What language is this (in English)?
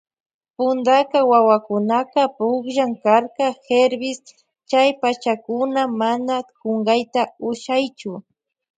Loja Highland Quichua